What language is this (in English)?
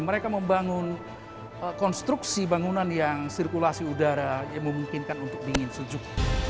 Indonesian